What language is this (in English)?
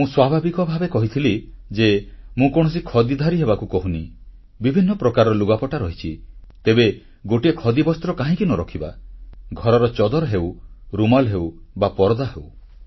Odia